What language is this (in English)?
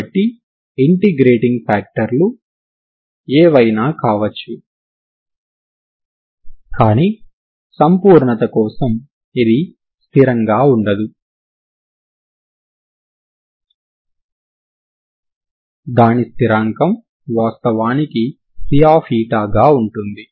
Telugu